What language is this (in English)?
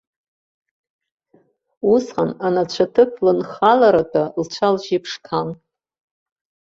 Abkhazian